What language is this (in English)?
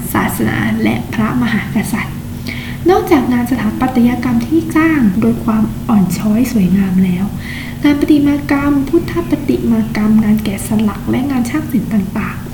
Thai